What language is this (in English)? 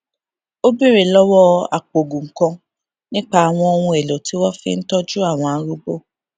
Yoruba